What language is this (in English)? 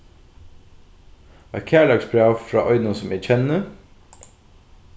Faroese